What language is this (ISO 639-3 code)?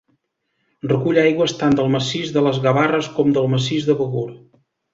cat